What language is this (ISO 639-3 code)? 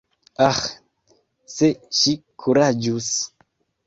epo